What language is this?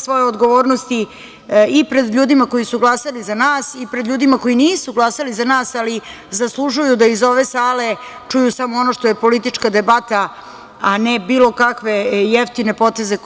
Serbian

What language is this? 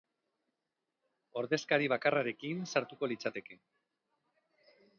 Basque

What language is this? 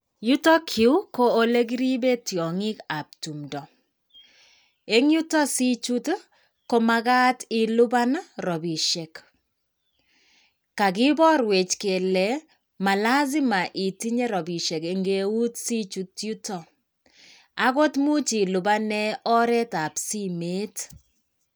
Kalenjin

